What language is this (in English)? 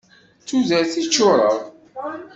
Kabyle